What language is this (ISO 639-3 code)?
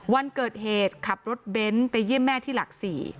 tha